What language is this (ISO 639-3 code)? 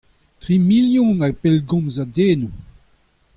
bre